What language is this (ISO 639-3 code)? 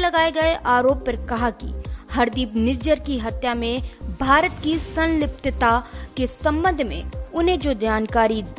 hin